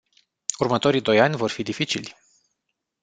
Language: Romanian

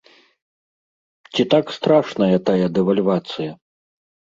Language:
Belarusian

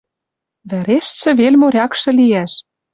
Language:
Western Mari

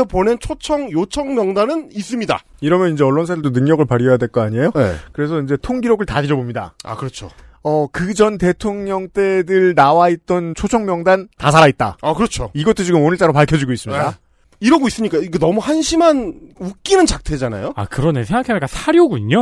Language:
Korean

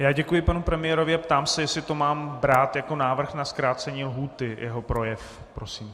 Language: Czech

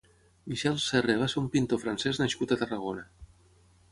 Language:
Catalan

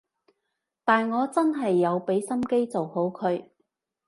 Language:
Cantonese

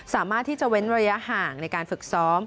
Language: Thai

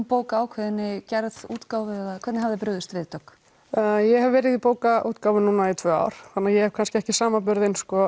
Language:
Icelandic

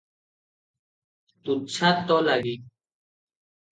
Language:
Odia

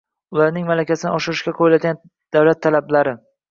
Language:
Uzbek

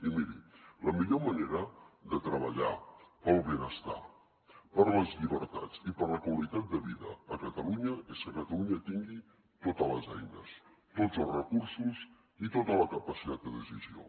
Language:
Catalan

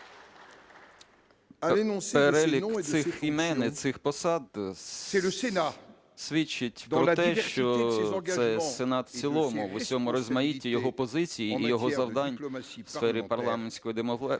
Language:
Ukrainian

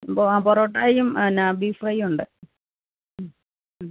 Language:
Malayalam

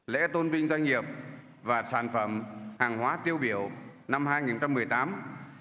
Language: Vietnamese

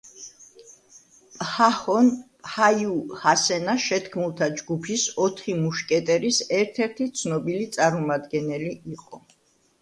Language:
Georgian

